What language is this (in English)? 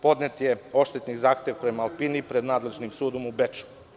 Serbian